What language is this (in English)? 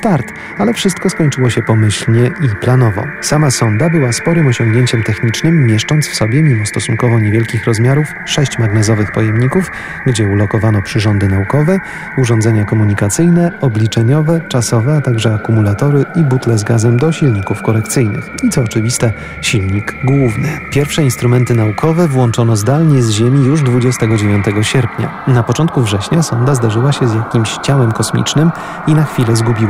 Polish